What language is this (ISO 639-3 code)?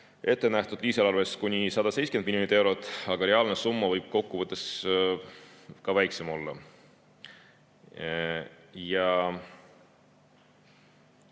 est